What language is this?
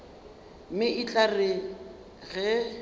Northern Sotho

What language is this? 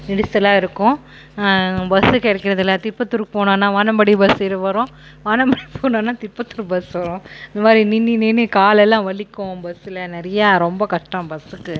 Tamil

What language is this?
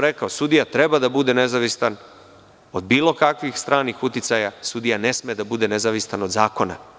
Serbian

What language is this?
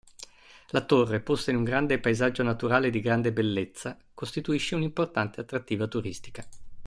Italian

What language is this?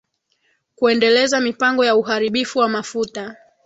Swahili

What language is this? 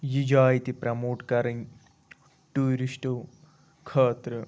Kashmiri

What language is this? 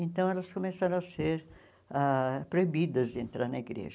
Portuguese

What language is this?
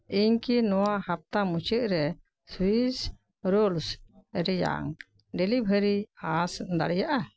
Santali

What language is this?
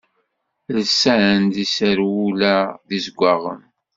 Kabyle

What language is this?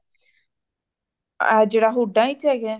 Punjabi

